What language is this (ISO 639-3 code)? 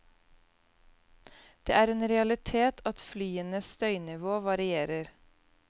nor